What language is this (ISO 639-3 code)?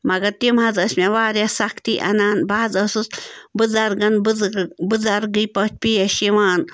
kas